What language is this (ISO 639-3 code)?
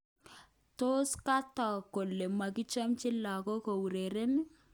kln